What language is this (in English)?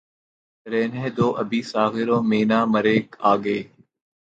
Urdu